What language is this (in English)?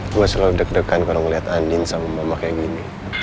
Indonesian